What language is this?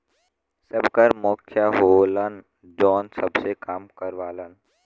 Bhojpuri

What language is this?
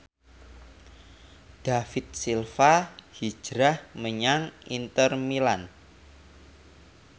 Javanese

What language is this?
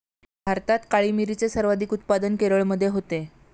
Marathi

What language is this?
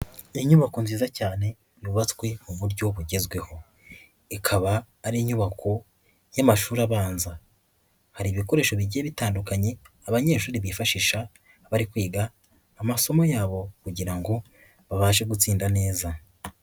Kinyarwanda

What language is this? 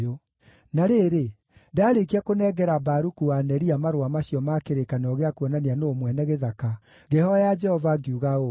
Kikuyu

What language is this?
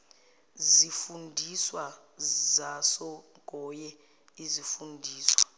Zulu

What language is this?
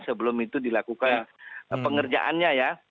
Indonesian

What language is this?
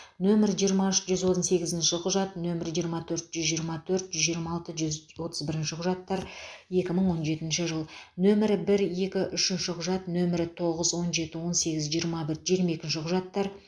Kazakh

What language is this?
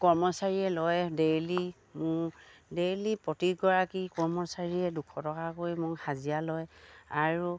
Assamese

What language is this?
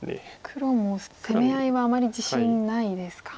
Japanese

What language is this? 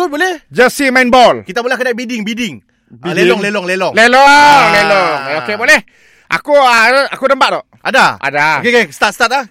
Malay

